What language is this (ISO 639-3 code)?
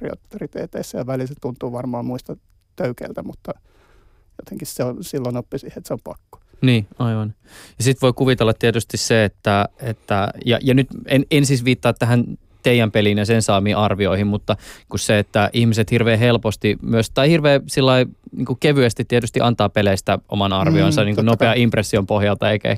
fin